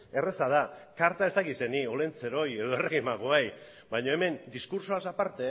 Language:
Basque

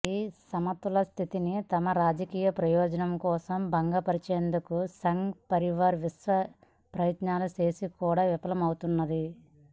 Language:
Telugu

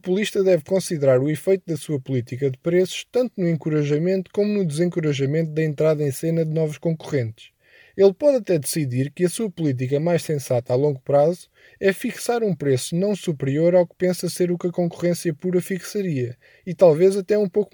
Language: Portuguese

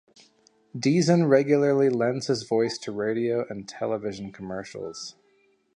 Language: English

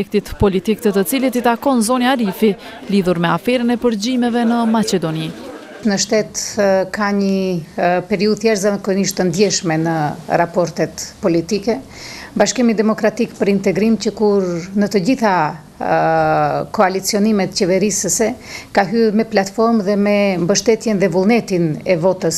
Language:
Romanian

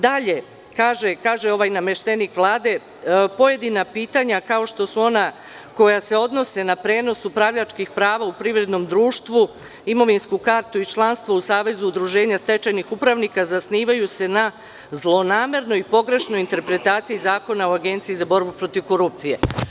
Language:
Serbian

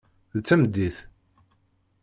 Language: Kabyle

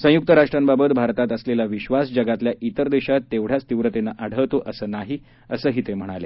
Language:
Marathi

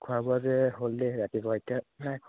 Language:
Assamese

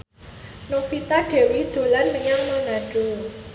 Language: Javanese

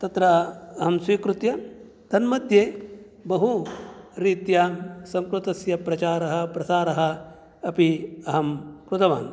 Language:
Sanskrit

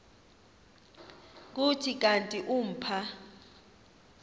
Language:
Xhosa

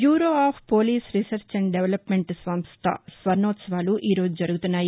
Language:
Telugu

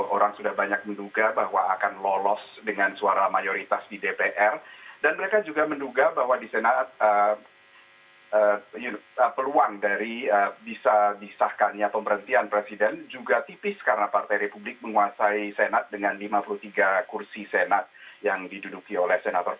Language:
Indonesian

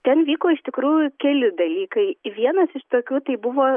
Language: Lithuanian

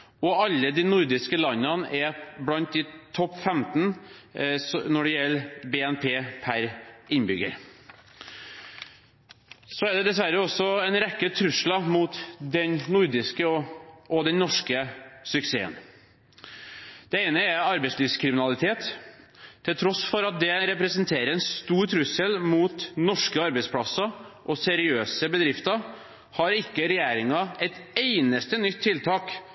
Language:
Norwegian Bokmål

